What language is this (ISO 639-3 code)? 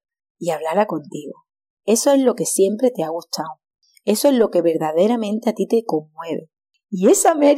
spa